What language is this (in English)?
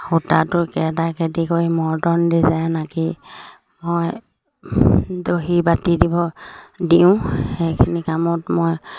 Assamese